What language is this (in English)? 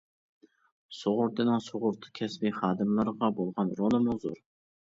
Uyghur